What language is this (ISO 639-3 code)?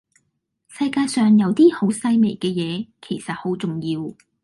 yue